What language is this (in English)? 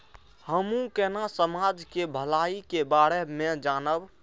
Maithili